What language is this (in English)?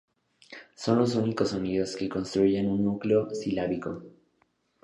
Spanish